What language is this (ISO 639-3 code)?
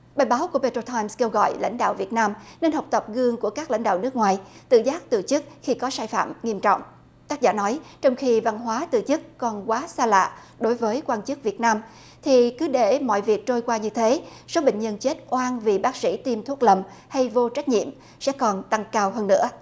vie